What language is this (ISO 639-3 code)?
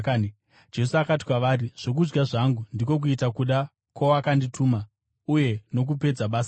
sna